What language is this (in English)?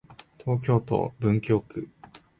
Japanese